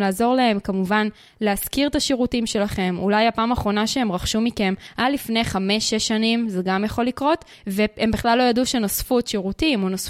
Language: Hebrew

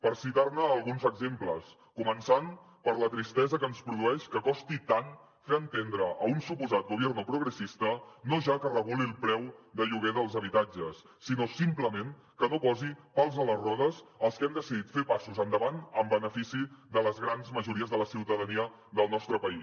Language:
Catalan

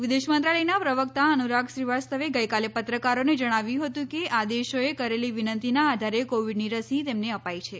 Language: Gujarati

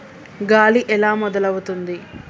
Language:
Telugu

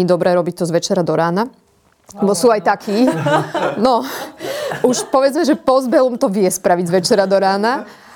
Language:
Slovak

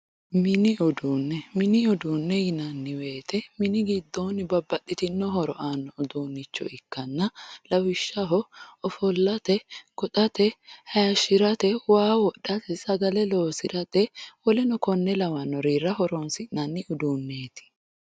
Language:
Sidamo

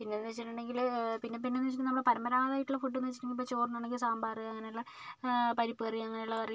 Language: Malayalam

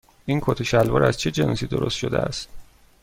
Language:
Persian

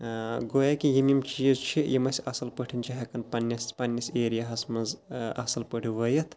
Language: Kashmiri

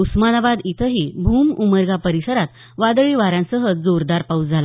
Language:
Marathi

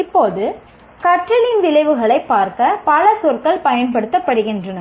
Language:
Tamil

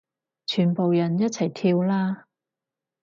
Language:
Cantonese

